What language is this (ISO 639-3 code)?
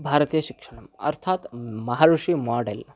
san